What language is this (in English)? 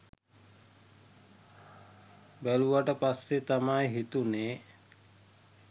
Sinhala